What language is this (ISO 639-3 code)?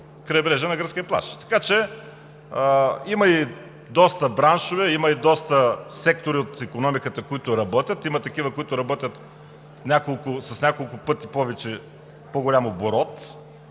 bul